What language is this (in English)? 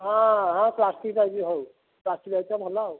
Odia